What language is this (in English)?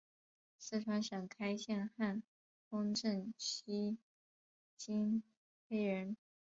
Chinese